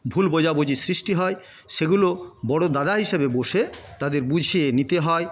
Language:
Bangla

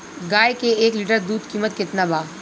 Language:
Bhojpuri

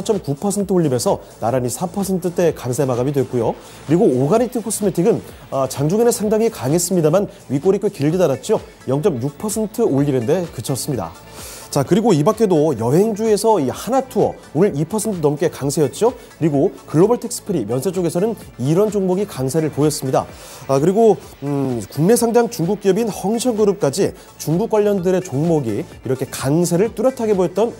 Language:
Korean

